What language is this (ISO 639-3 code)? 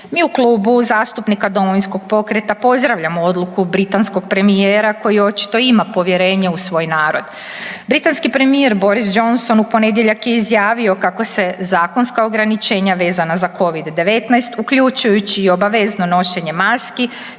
hrv